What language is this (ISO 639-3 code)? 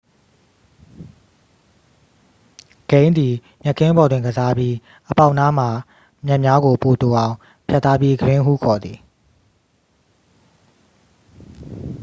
mya